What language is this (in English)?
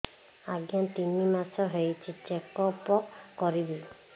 Odia